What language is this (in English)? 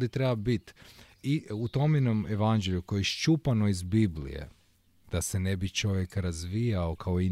Croatian